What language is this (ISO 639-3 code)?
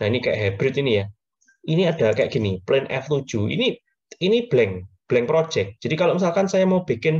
ind